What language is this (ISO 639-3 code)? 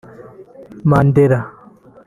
kin